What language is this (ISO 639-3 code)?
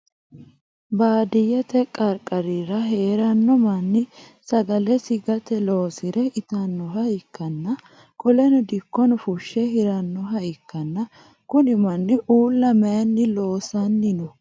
sid